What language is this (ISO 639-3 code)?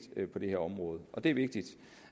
dan